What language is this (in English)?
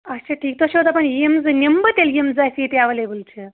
Kashmiri